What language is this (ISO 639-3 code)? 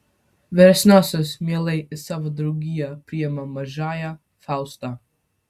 lit